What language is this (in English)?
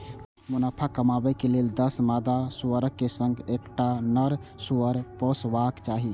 Maithili